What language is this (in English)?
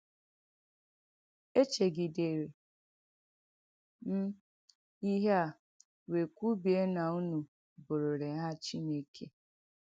Igbo